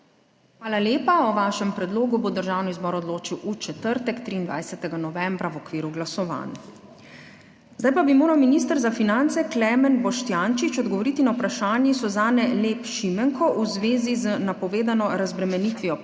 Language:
Slovenian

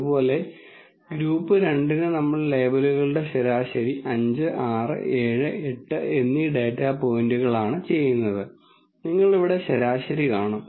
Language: Malayalam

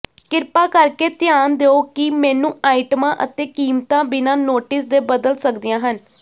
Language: Punjabi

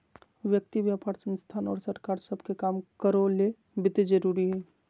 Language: Magahi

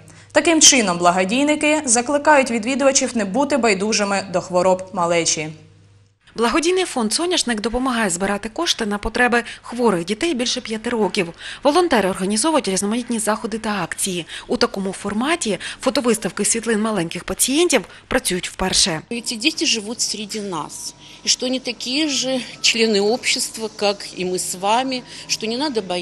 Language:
Russian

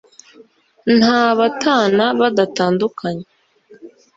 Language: Kinyarwanda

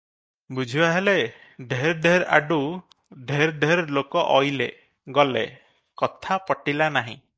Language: Odia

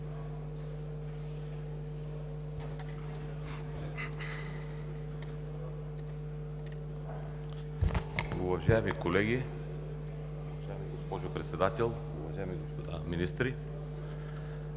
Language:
Bulgarian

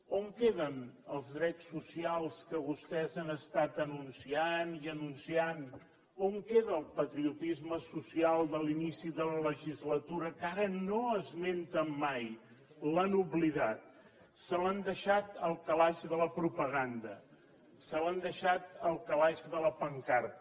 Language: Catalan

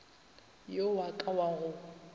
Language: Northern Sotho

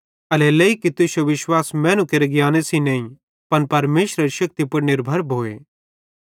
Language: Bhadrawahi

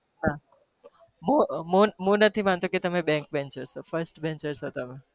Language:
Gujarati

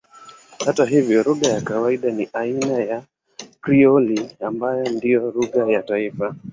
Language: Swahili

